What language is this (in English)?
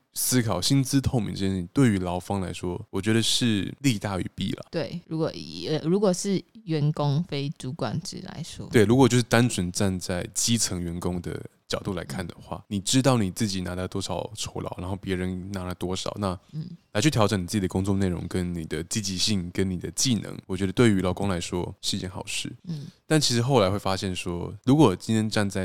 Chinese